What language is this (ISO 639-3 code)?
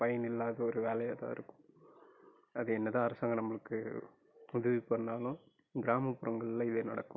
tam